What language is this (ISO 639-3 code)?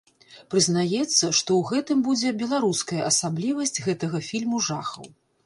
bel